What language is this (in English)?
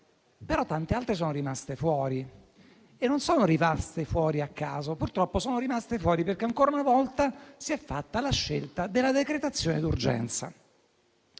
Italian